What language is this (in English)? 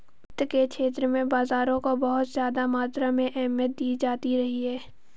Hindi